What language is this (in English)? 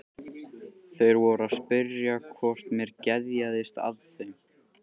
Icelandic